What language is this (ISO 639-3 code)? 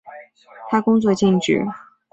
zho